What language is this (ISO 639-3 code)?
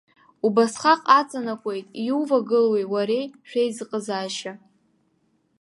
abk